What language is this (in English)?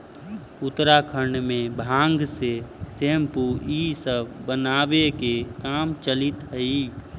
Magahi